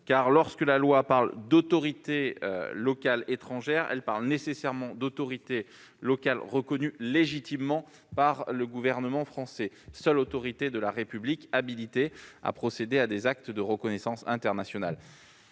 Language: French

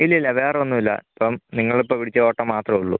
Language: Malayalam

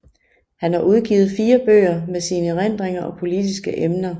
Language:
Danish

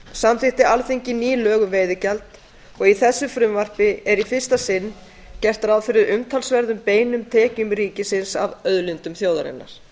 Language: Icelandic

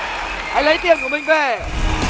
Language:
Vietnamese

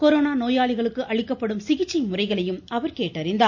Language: Tamil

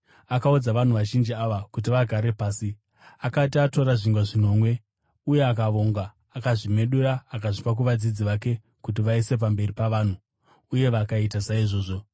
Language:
Shona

